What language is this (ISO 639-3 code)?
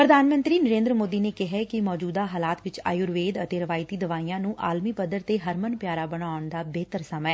pan